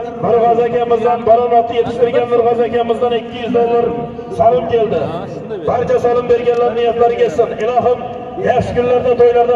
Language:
Turkish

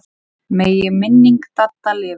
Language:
Icelandic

